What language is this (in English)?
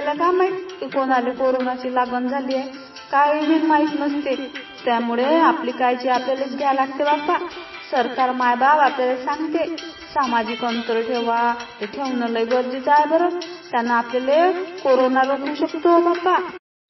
Marathi